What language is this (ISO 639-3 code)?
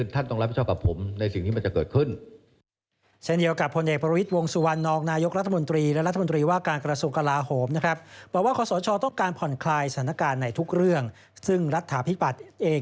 tha